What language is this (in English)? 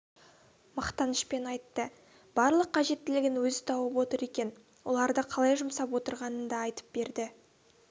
Kazakh